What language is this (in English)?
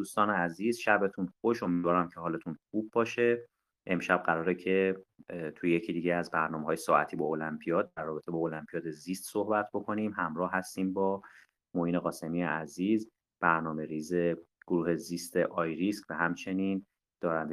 Persian